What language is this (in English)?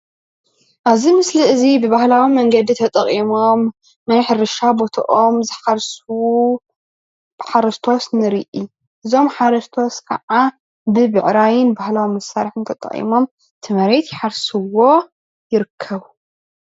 Tigrinya